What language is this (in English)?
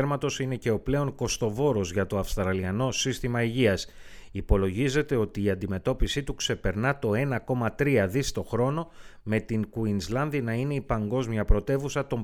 Greek